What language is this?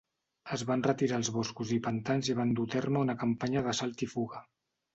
Catalan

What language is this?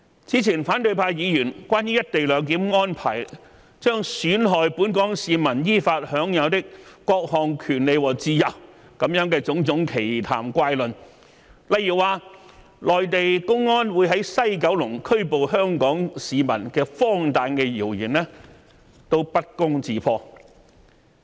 Cantonese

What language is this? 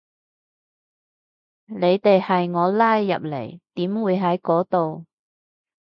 Cantonese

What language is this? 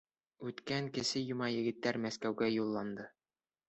Bashkir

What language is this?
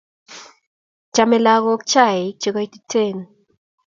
Kalenjin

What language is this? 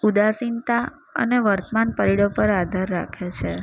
Gujarati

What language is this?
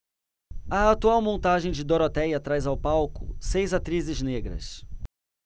Portuguese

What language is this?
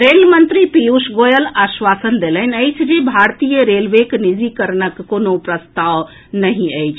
Maithili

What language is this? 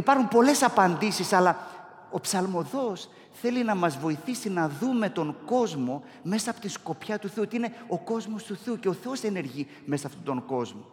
Greek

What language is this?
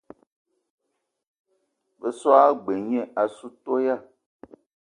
Eton (Cameroon)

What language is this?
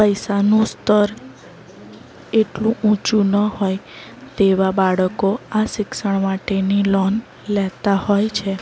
Gujarati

